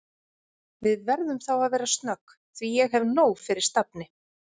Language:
Icelandic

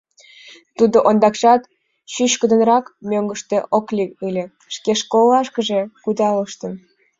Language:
Mari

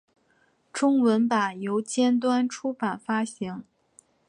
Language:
Chinese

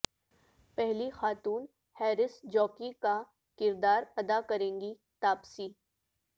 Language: Urdu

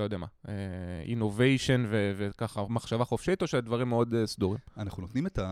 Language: Hebrew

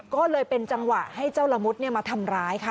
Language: Thai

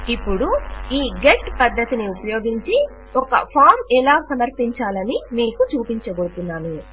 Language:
Telugu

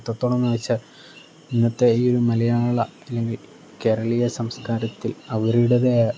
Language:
Malayalam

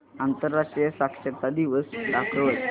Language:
Marathi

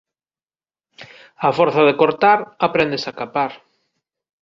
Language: Galician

